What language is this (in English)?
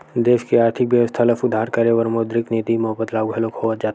Chhattisgarhi